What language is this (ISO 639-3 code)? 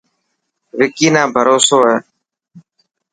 mki